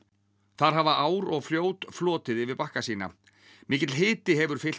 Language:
Icelandic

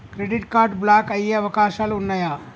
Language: Telugu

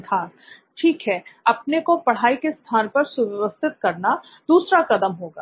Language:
Hindi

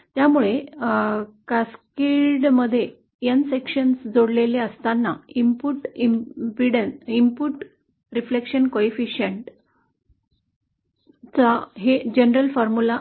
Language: Marathi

